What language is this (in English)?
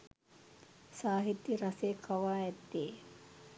Sinhala